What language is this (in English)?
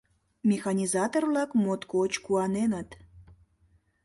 Mari